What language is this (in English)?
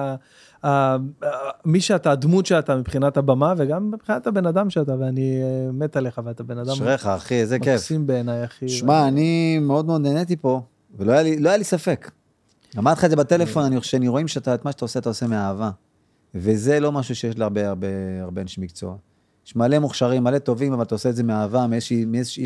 Hebrew